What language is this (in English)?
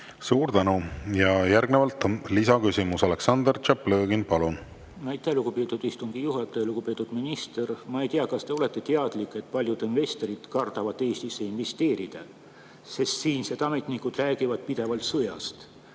Estonian